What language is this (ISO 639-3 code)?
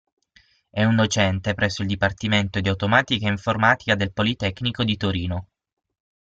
ita